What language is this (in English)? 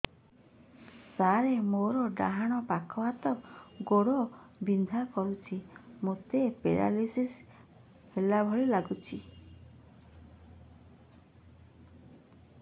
Odia